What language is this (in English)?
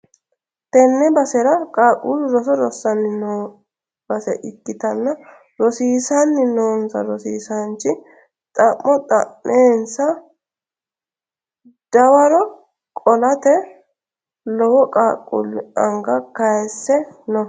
Sidamo